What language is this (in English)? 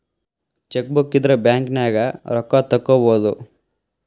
Kannada